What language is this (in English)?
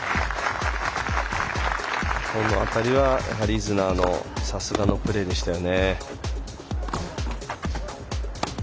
Japanese